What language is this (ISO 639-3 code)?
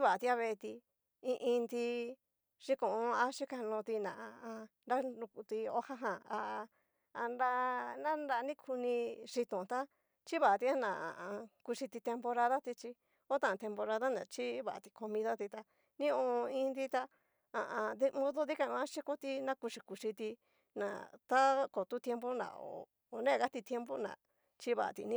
miu